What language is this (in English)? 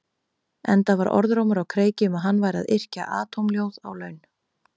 Icelandic